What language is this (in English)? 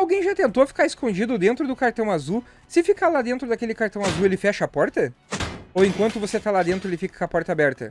Portuguese